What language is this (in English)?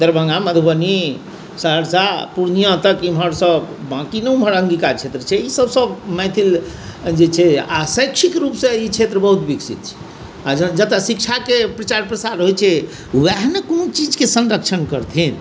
Maithili